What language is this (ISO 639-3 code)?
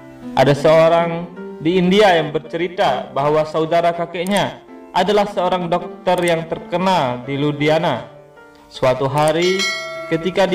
ind